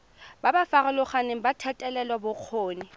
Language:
Tswana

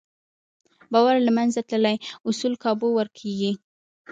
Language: Pashto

